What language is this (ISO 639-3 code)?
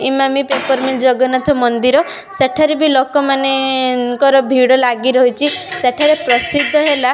ori